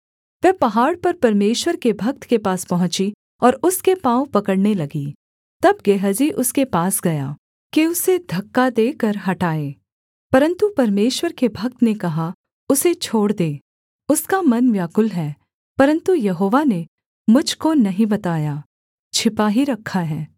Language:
Hindi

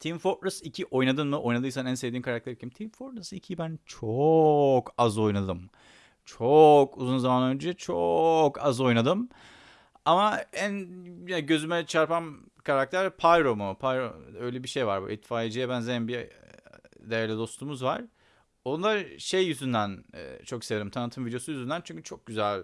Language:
Turkish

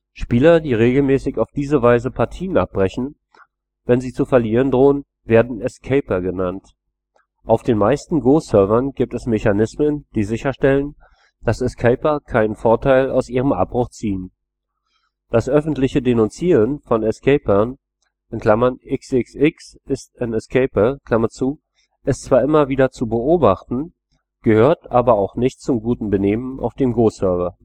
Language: German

